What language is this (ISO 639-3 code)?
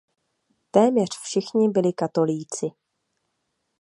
ces